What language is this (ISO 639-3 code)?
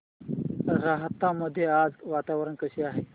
mar